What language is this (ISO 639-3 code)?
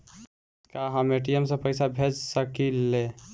bho